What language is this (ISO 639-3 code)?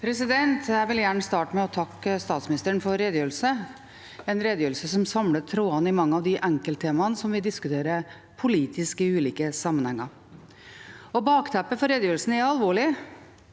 nor